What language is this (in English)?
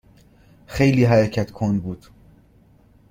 Persian